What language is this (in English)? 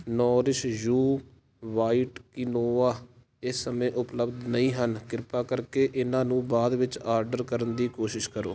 Punjabi